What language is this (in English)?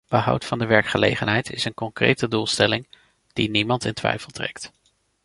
Dutch